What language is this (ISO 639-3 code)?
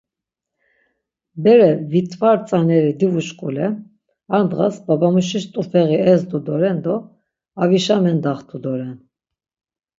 lzz